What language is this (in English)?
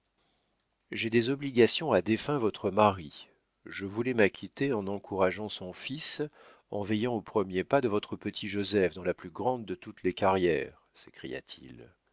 French